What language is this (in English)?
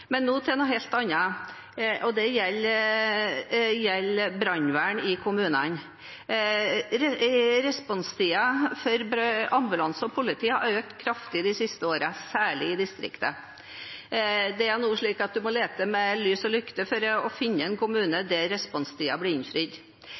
Norwegian Bokmål